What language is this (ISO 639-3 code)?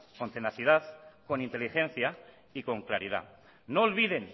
spa